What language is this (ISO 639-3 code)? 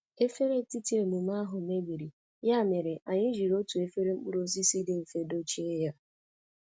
ibo